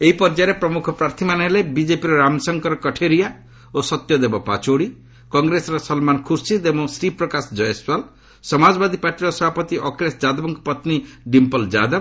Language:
Odia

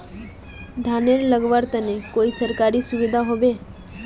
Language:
Magahi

